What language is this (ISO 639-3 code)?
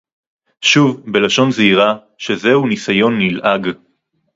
heb